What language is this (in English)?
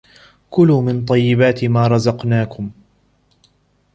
Arabic